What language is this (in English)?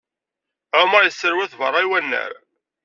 Kabyle